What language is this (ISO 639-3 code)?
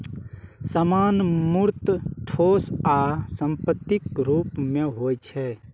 mai